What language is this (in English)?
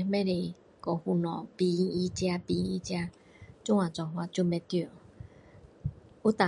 Min Dong Chinese